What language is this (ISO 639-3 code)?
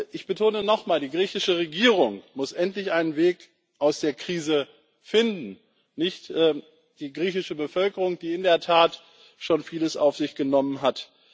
deu